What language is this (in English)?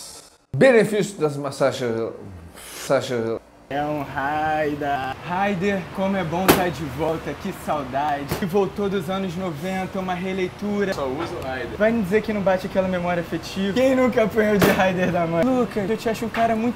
Portuguese